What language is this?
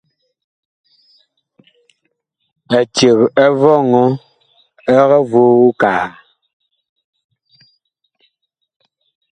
Bakoko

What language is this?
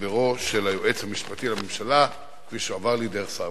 Hebrew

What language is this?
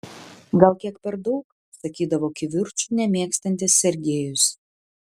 Lithuanian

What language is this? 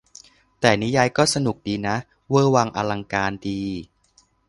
Thai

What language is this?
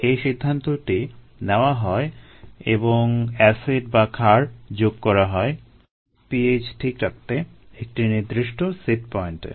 Bangla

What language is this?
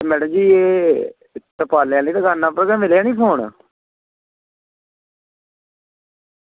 Dogri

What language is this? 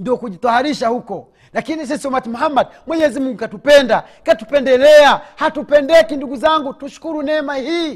Swahili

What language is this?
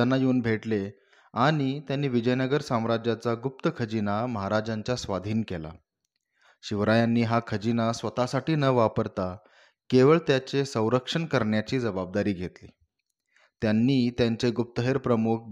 Marathi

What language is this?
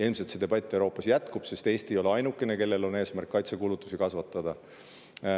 Estonian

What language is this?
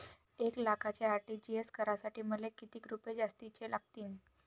Marathi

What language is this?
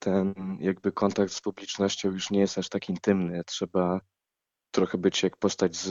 Polish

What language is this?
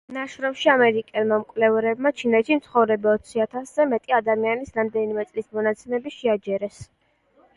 Georgian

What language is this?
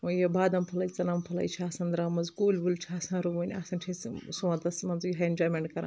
Kashmiri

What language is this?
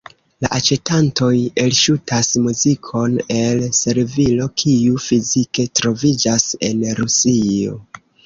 Esperanto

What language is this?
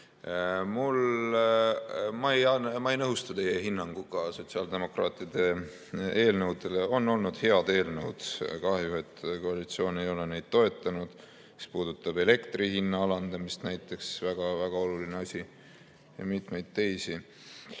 Estonian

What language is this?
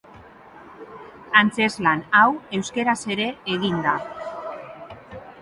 Basque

